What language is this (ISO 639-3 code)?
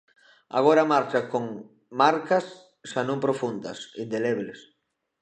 glg